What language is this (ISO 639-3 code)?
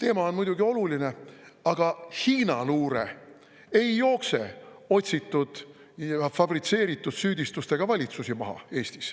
est